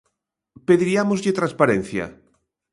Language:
Galician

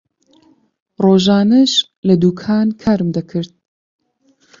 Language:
Central Kurdish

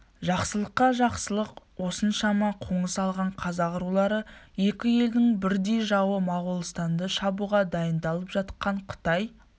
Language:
Kazakh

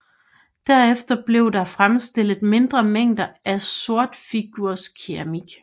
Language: Danish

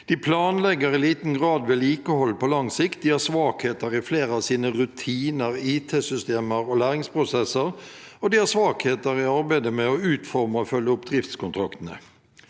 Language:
Norwegian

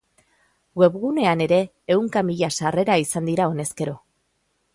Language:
Basque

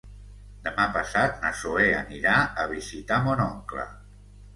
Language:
Catalan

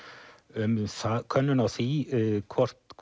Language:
Icelandic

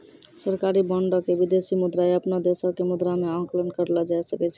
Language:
Maithili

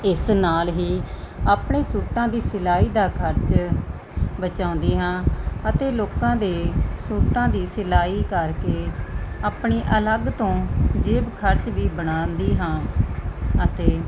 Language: Punjabi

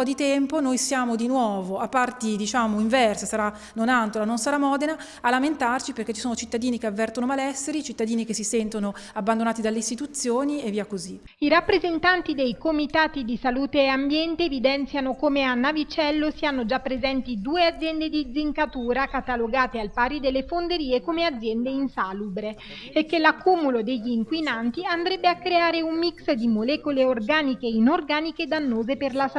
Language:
Italian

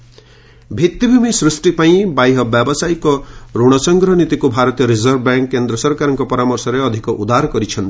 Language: Odia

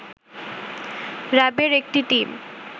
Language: Bangla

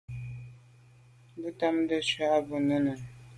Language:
Medumba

